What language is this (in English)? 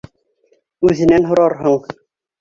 Bashkir